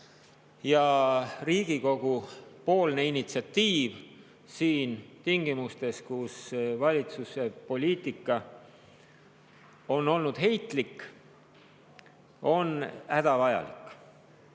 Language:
Estonian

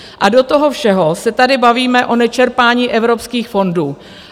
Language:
Czech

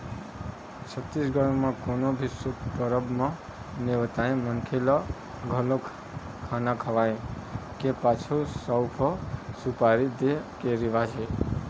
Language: Chhattisgarhi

